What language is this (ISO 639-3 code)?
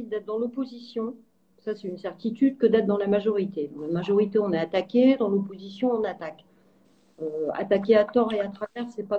fra